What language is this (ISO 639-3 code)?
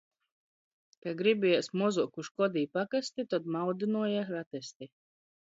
ltg